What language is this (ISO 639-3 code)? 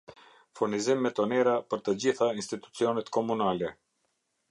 sqi